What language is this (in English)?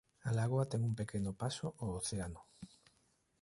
Galician